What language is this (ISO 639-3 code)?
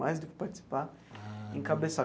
por